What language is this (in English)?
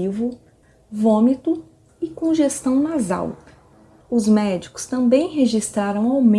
Portuguese